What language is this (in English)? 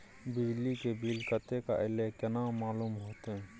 Maithili